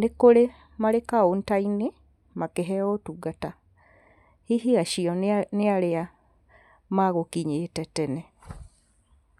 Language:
Kikuyu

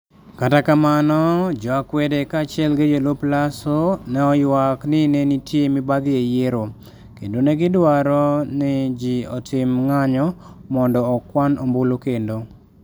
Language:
Luo (Kenya and Tanzania)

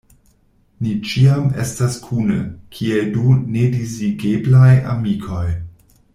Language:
Esperanto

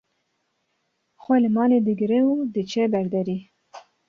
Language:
Kurdish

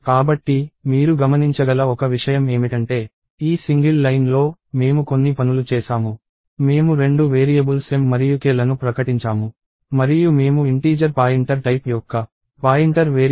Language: Telugu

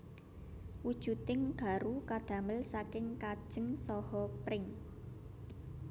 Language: Javanese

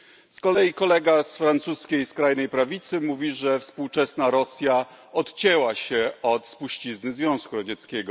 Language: Polish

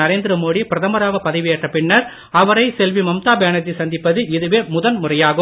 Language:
Tamil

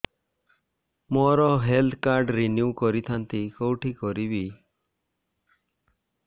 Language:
Odia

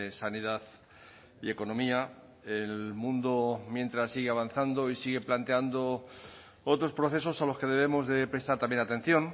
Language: Spanish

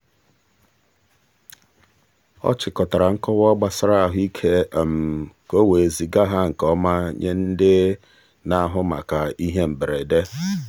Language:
Igbo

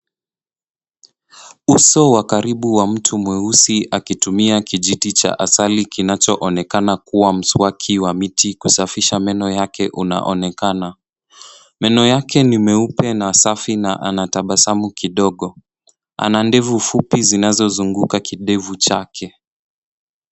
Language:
Swahili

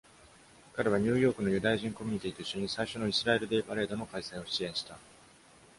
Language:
Japanese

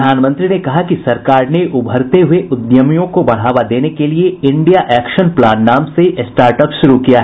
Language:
Hindi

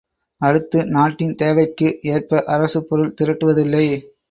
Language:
Tamil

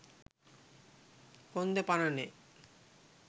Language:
Sinhala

